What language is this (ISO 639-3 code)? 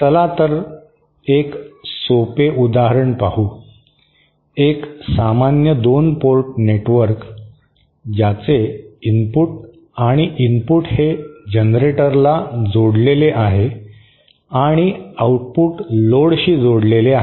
mar